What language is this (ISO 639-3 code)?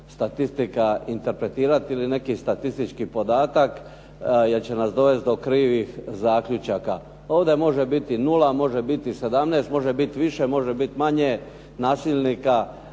hrv